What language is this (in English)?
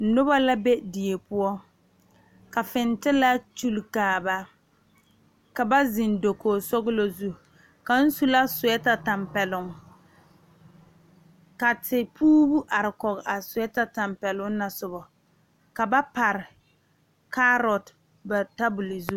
Southern Dagaare